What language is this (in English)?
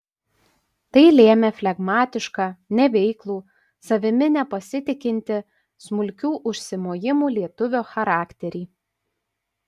Lithuanian